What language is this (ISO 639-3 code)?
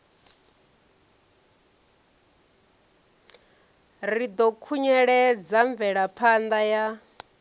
ven